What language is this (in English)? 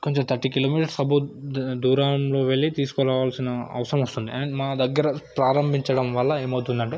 Telugu